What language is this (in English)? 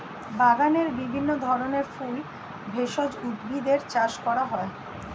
Bangla